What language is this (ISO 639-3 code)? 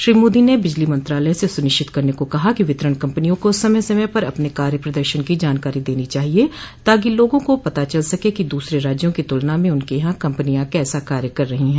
hin